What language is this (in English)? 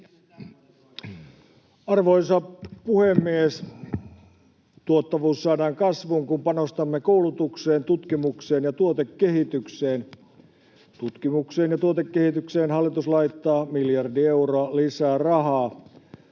Finnish